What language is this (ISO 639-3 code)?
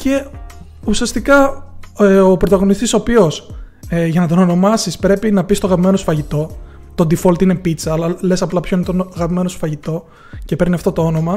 ell